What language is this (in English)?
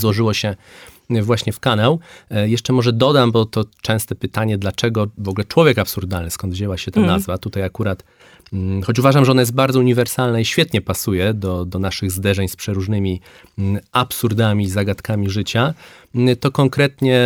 Polish